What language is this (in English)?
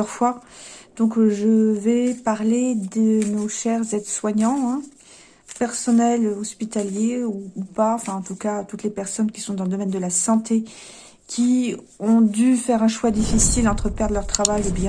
French